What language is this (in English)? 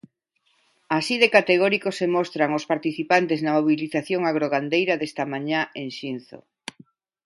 Galician